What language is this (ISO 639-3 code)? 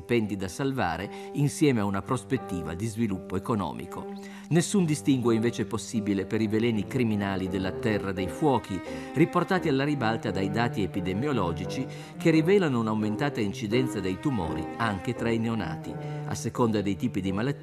ita